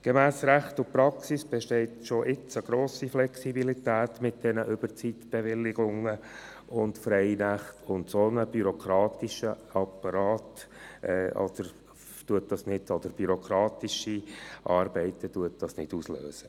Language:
Swiss German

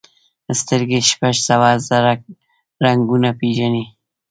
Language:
Pashto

